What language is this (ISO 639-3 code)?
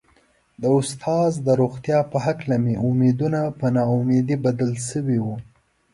pus